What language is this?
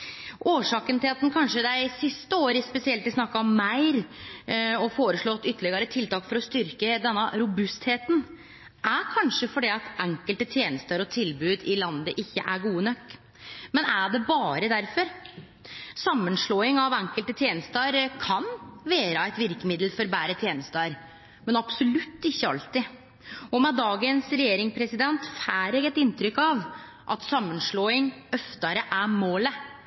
Norwegian Nynorsk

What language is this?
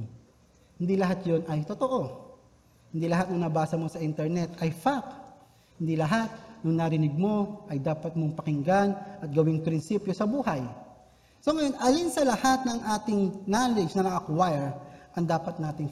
Filipino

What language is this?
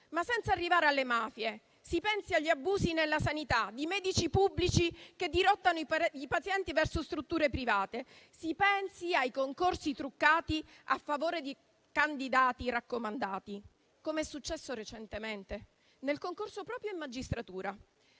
Italian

